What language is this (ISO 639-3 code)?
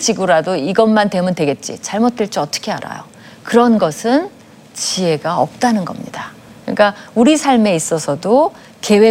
kor